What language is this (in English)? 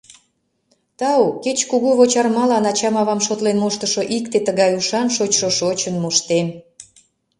Mari